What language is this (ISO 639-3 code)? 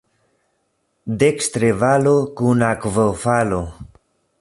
epo